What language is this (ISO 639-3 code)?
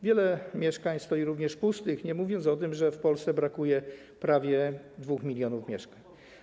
pol